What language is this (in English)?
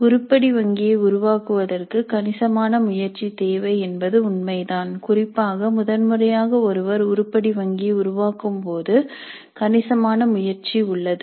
Tamil